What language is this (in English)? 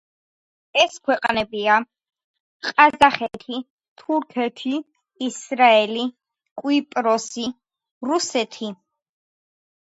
Georgian